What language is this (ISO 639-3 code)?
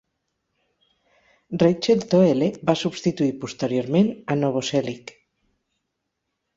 cat